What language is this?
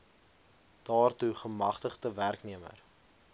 Afrikaans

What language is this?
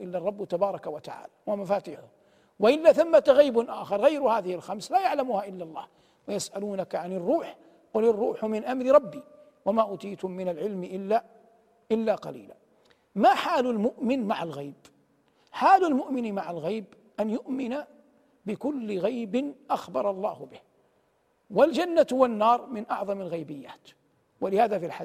Arabic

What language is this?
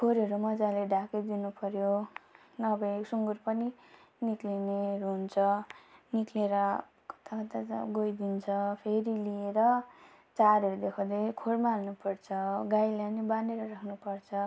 Nepali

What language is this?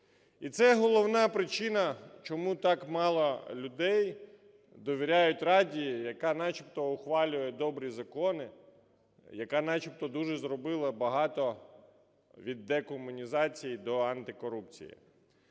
Ukrainian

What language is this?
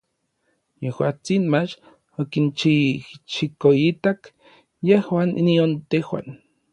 Orizaba Nahuatl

